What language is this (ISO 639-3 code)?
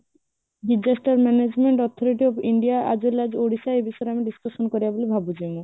ori